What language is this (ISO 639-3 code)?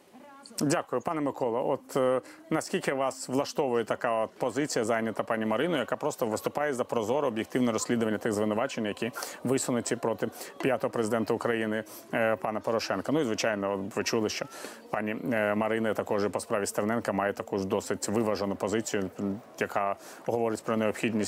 ukr